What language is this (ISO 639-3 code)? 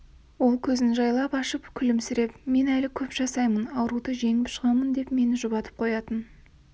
kaz